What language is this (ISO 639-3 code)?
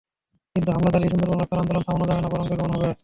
ben